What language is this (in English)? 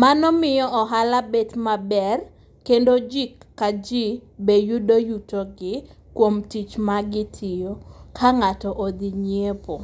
Luo (Kenya and Tanzania)